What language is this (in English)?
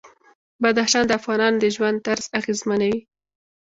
Pashto